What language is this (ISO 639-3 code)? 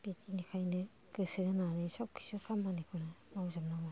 brx